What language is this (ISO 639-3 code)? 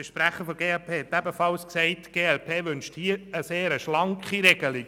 gsw